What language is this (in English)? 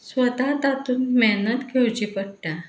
Konkani